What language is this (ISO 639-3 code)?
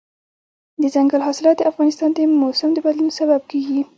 pus